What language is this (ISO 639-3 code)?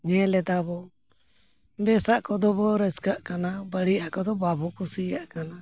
sat